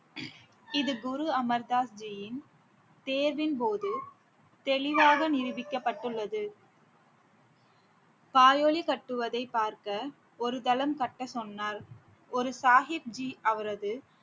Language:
Tamil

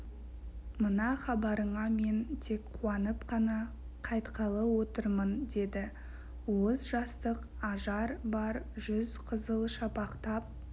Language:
Kazakh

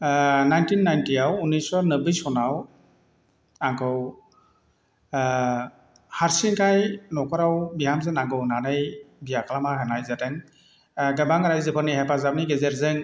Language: Bodo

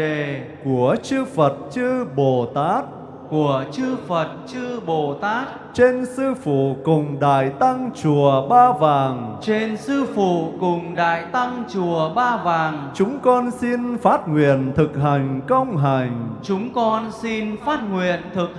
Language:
Vietnamese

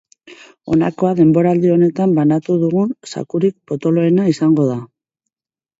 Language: Basque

